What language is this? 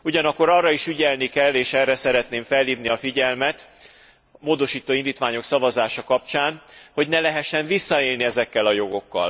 Hungarian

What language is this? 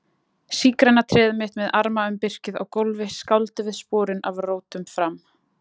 Icelandic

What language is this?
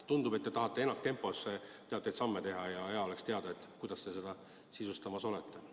Estonian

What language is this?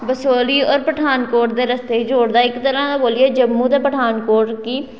Dogri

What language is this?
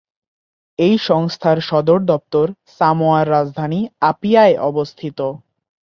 Bangla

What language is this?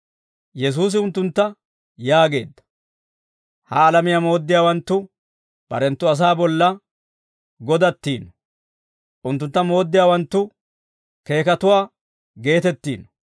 Dawro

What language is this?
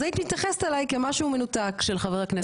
Hebrew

